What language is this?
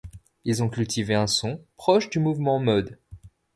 French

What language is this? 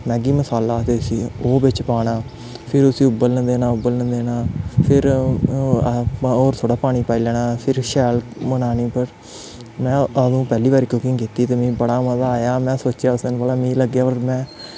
Dogri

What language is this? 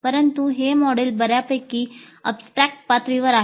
Marathi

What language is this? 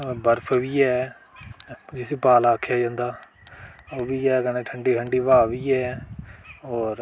Dogri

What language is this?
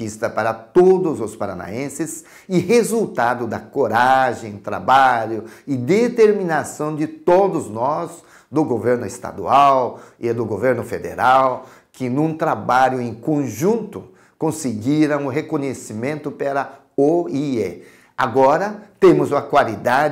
Portuguese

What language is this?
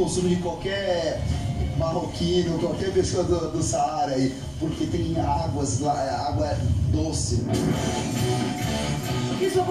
Portuguese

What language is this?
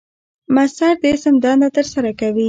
Pashto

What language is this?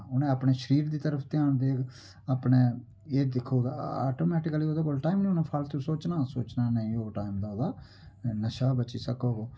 Dogri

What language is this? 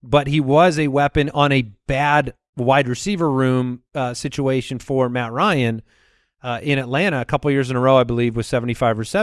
English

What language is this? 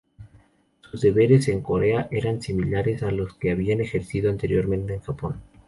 Spanish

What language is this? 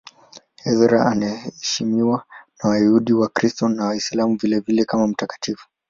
Swahili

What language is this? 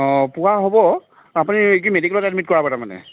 Assamese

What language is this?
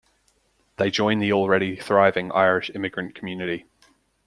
English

